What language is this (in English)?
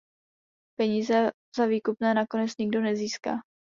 Czech